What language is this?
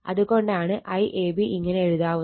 Malayalam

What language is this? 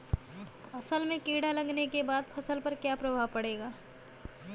Bhojpuri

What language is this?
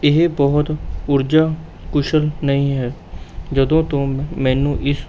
Punjabi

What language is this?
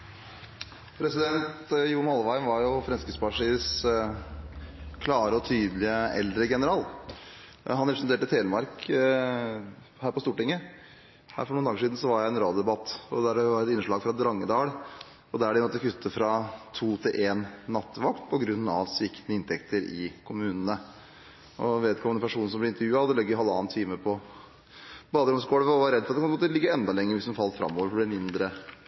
Norwegian Bokmål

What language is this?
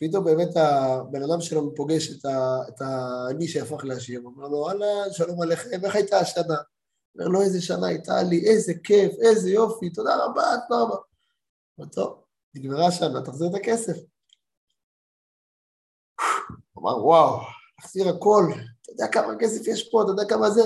Hebrew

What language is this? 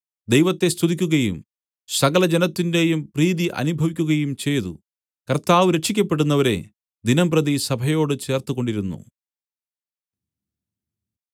Malayalam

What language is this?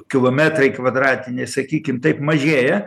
Lithuanian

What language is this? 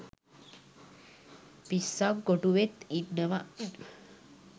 Sinhala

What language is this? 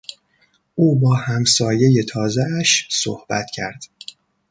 Persian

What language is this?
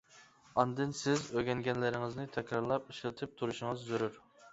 Uyghur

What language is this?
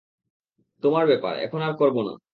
Bangla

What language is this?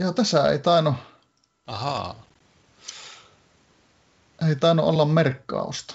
Finnish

